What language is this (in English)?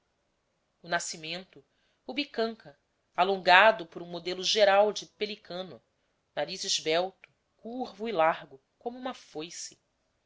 Portuguese